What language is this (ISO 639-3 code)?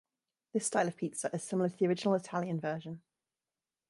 eng